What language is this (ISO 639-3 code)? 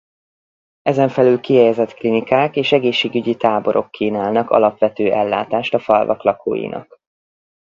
hun